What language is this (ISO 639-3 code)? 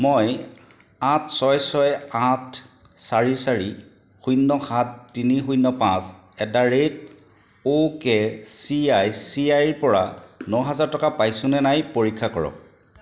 asm